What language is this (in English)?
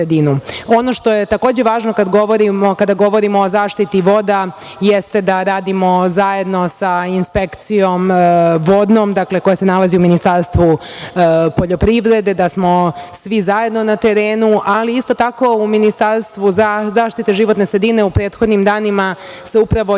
Serbian